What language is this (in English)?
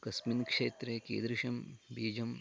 Sanskrit